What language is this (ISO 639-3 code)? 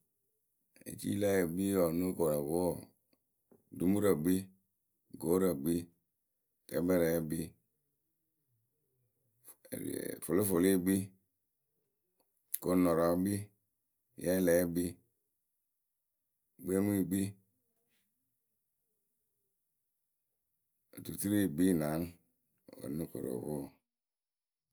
keu